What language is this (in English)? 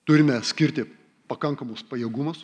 Lithuanian